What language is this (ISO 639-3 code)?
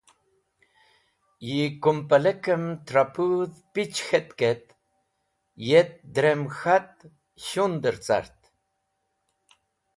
wbl